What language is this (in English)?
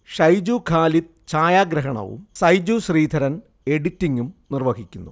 Malayalam